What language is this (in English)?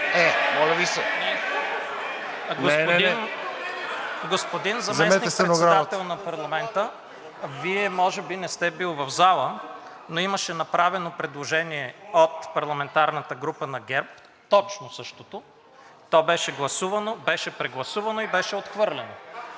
Bulgarian